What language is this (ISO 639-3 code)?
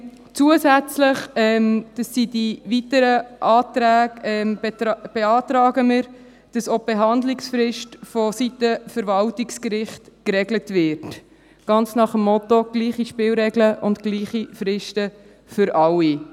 gsw